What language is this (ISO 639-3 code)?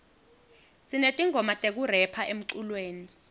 ssw